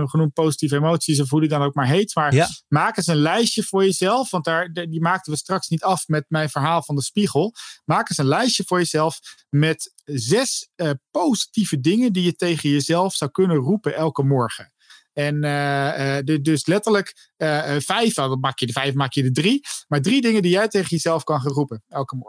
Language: Dutch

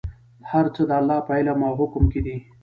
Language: Pashto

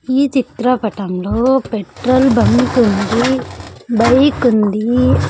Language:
Telugu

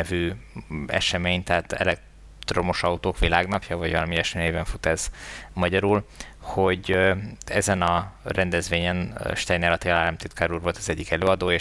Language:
Hungarian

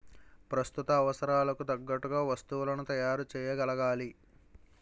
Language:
Telugu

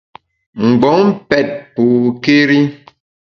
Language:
Bamun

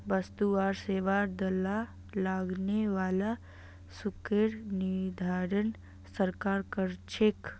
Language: Magahi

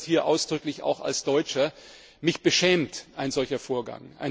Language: German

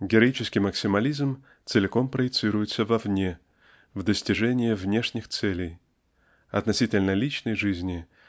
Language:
Russian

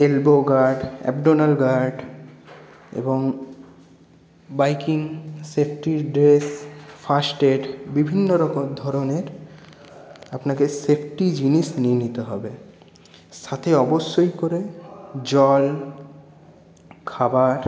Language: Bangla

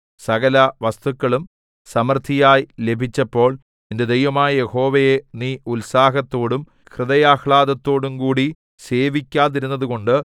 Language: Malayalam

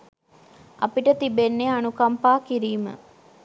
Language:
Sinhala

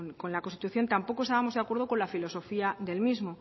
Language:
Spanish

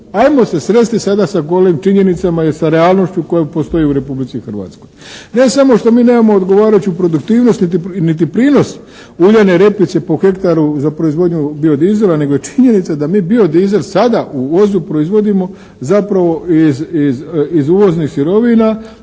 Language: Croatian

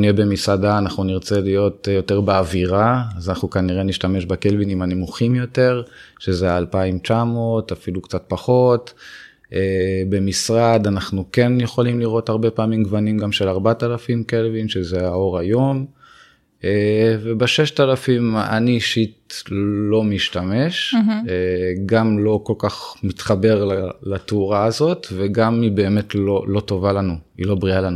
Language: Hebrew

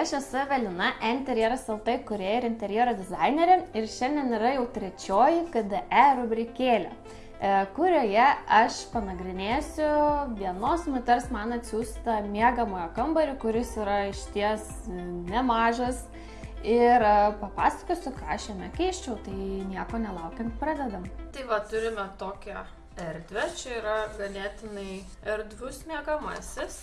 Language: Lithuanian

